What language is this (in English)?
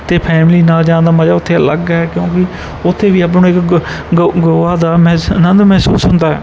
Punjabi